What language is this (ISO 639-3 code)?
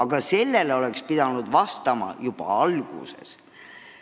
est